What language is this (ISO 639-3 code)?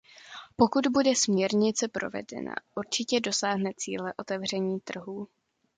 ces